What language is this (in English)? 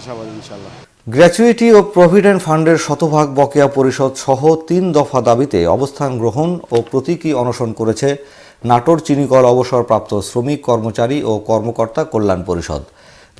Korean